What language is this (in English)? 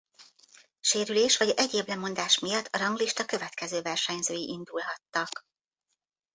Hungarian